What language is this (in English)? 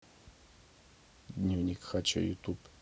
Russian